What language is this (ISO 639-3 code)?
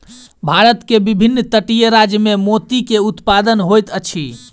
mai